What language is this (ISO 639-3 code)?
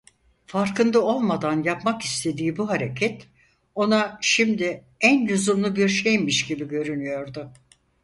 tur